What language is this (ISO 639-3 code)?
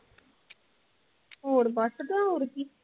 pan